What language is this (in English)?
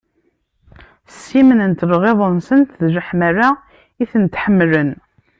Kabyle